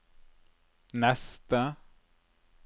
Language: Norwegian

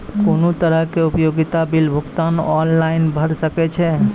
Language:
Maithili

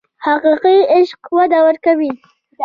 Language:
Pashto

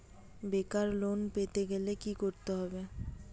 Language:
Bangla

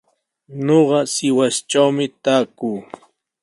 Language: Sihuas Ancash Quechua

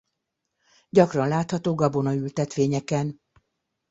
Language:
Hungarian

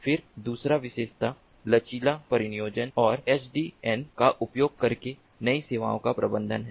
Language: Hindi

